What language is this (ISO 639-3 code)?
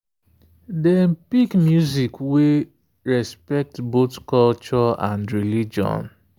pcm